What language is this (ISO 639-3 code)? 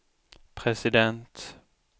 swe